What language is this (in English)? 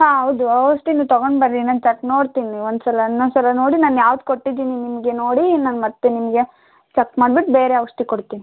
Kannada